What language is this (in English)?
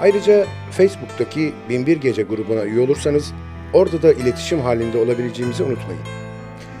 Turkish